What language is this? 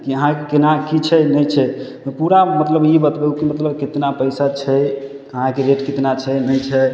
Maithili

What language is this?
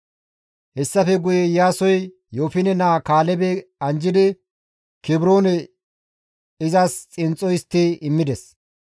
Gamo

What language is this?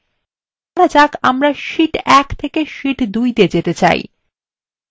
Bangla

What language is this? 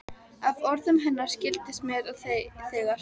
Icelandic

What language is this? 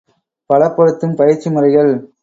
Tamil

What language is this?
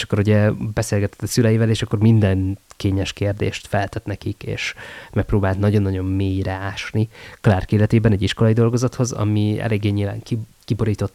Hungarian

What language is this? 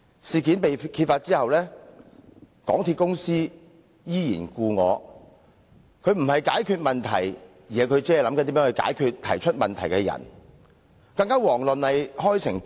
Cantonese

